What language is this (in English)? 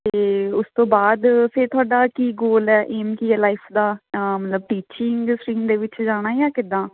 Punjabi